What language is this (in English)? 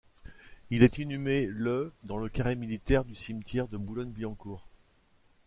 French